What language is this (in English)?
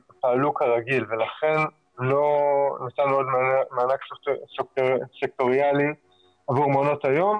Hebrew